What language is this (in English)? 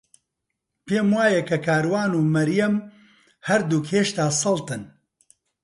Central Kurdish